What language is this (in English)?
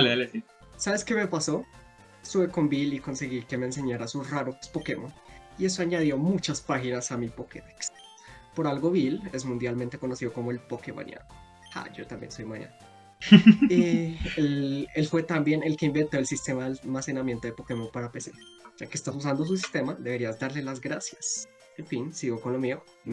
Spanish